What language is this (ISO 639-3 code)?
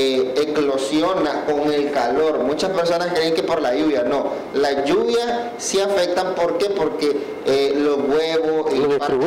spa